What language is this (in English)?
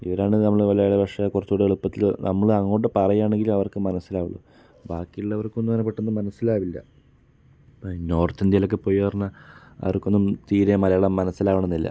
Malayalam